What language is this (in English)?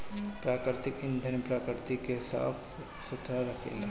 Bhojpuri